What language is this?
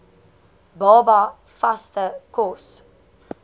Afrikaans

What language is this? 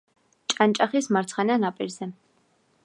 Georgian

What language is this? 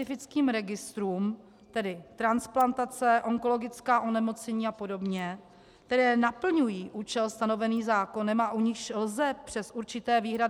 Czech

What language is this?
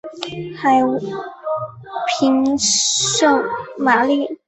Chinese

